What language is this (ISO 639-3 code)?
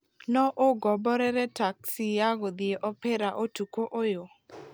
kik